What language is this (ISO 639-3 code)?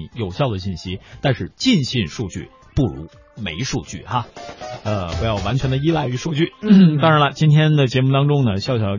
zho